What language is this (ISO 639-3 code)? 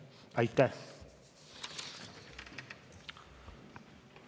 est